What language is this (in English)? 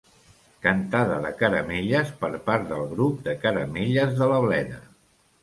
Catalan